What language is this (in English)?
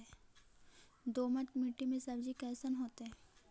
Magahi